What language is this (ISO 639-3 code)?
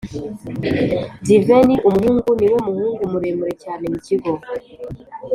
kin